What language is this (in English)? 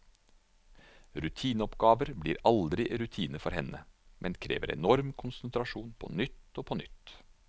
Norwegian